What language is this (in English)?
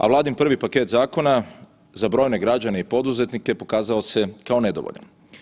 Croatian